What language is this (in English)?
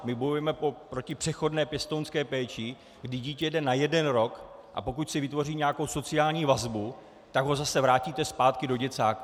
Czech